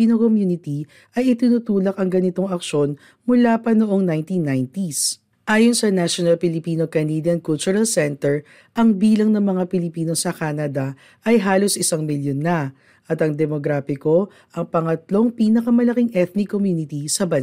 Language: Filipino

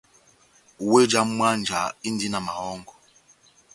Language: Batanga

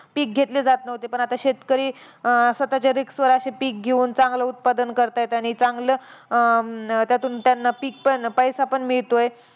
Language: Marathi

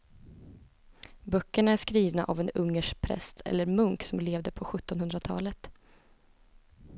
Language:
Swedish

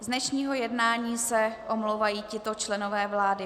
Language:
Czech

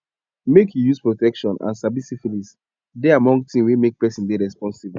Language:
Nigerian Pidgin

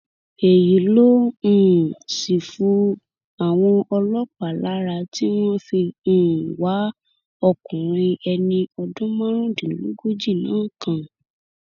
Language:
Yoruba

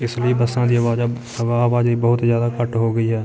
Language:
Punjabi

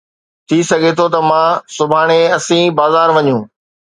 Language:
Sindhi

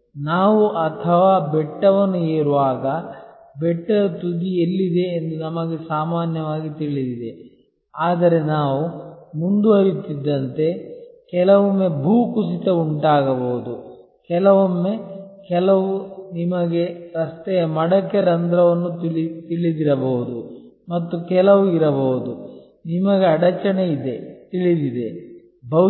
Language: Kannada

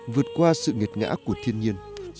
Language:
Vietnamese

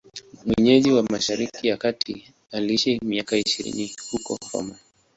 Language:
Swahili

